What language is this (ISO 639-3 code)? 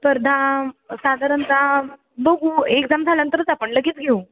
mar